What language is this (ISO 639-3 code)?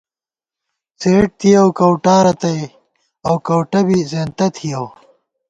gwt